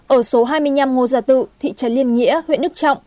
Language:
Vietnamese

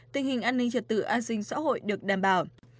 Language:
Vietnamese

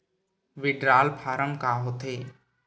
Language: Chhattisgarhi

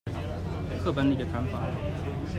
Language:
Chinese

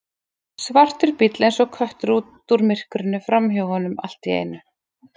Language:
Icelandic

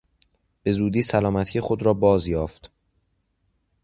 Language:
Persian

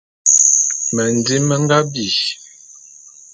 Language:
Bulu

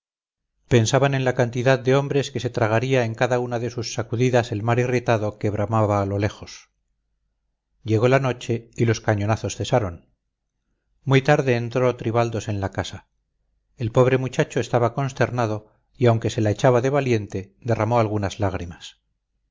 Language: Spanish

